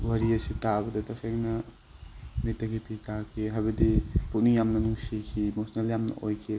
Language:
Manipuri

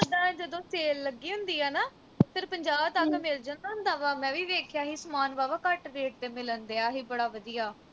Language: Punjabi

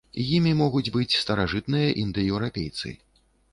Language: Belarusian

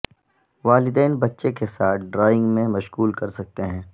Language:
Urdu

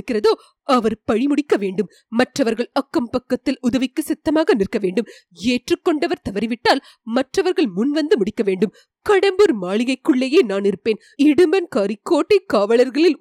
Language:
Tamil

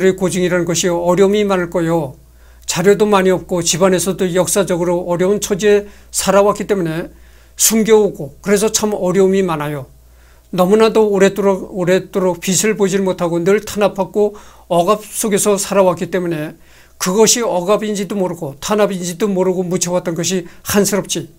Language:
Korean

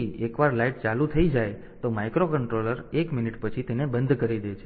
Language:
Gujarati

